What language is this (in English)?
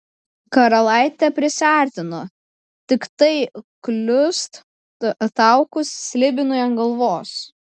Lithuanian